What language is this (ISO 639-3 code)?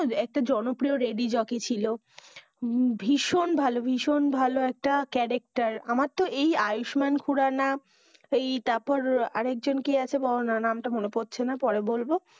ben